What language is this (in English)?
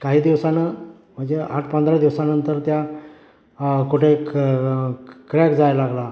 Marathi